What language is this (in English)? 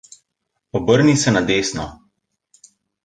Slovenian